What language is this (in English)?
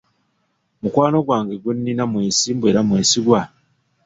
Ganda